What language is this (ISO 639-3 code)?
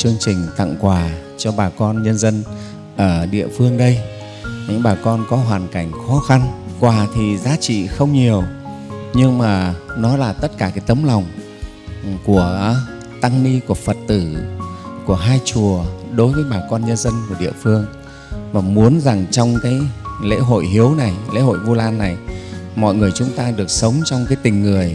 vie